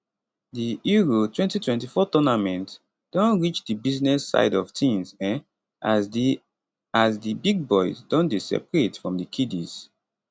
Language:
Nigerian Pidgin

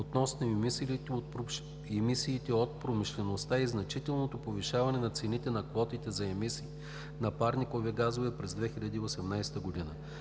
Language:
Bulgarian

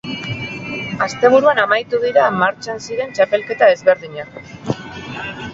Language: Basque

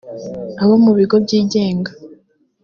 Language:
Kinyarwanda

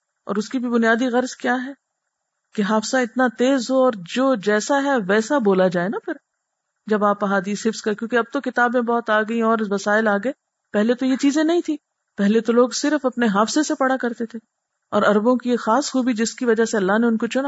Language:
Urdu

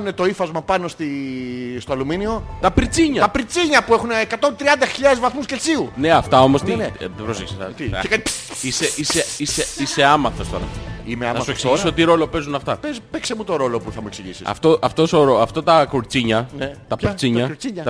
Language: Greek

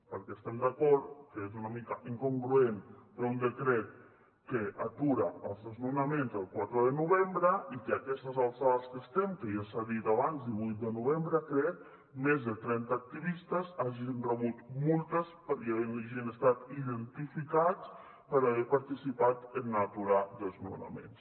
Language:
Catalan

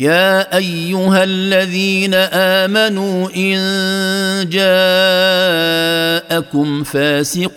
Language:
Arabic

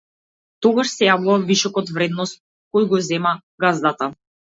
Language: Macedonian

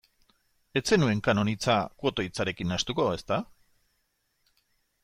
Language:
Basque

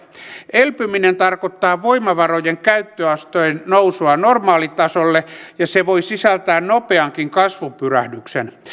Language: Finnish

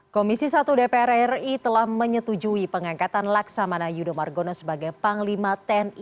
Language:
Indonesian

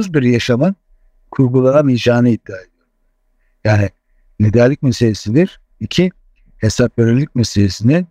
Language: Turkish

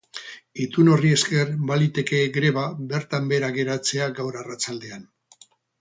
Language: Basque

